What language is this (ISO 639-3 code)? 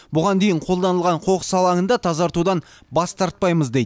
kaz